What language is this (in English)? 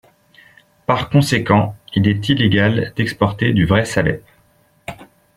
French